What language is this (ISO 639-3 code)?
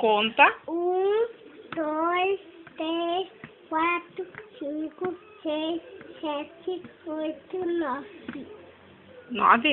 por